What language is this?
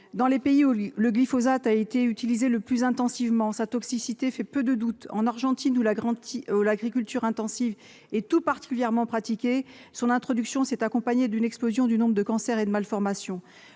French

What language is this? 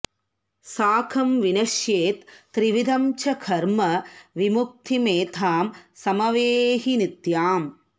Sanskrit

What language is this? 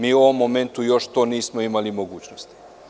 Serbian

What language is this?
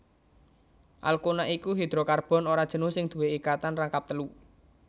Javanese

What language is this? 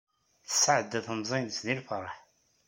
Kabyle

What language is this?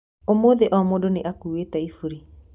Kikuyu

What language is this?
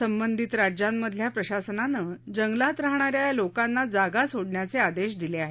Marathi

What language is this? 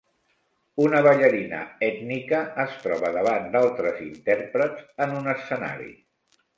Catalan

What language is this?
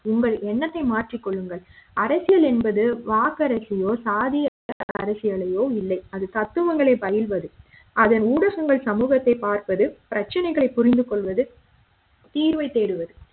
Tamil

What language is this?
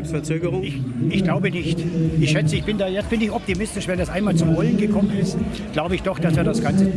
German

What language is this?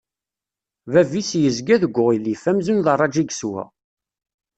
Kabyle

